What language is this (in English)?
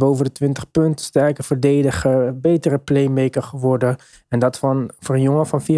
Dutch